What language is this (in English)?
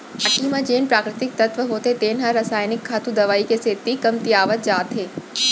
Chhattisgarhi